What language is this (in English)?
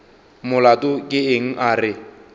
Northern Sotho